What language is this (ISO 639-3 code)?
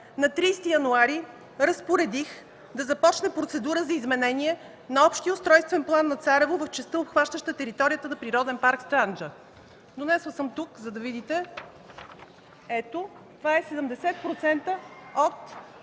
bul